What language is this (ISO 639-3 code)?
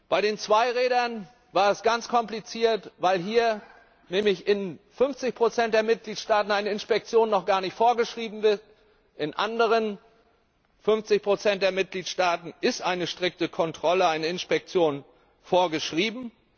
deu